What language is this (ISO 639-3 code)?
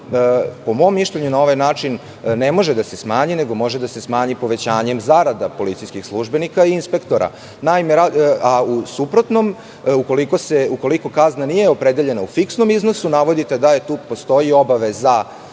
srp